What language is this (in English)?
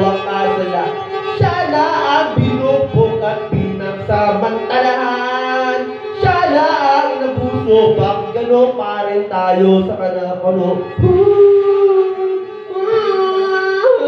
Romanian